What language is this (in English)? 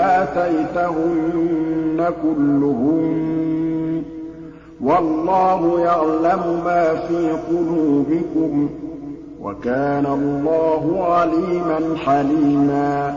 Arabic